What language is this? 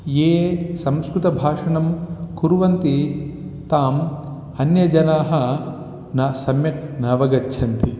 Sanskrit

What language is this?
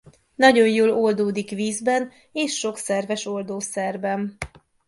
Hungarian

